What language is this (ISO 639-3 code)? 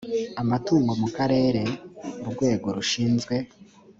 kin